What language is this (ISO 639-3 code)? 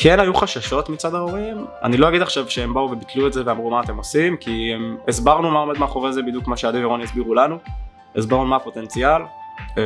heb